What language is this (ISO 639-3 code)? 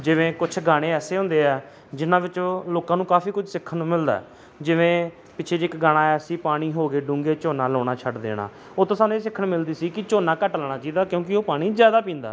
pan